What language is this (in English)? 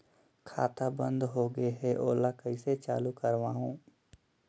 Chhattisgarhi